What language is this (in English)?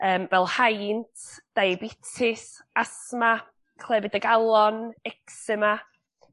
Welsh